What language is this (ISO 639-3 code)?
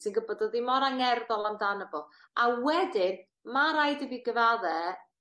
cym